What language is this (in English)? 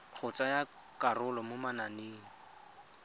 Tswana